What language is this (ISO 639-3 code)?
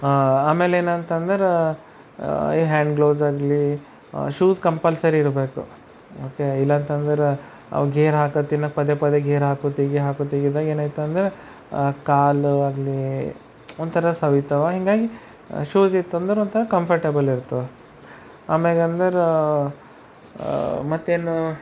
kan